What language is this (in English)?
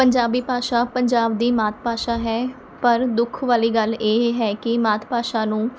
Punjabi